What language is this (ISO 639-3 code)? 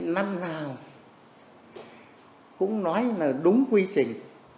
vie